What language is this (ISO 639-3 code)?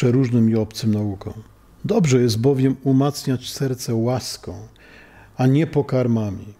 pol